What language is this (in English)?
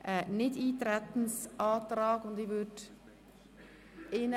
Swiss German